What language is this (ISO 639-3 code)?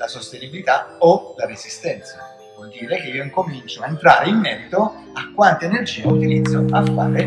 ita